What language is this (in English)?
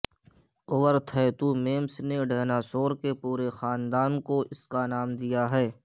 Urdu